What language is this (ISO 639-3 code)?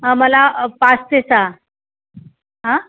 mar